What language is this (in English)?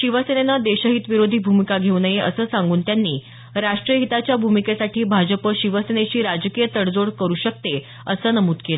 Marathi